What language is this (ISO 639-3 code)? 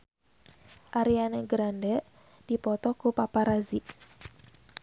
sun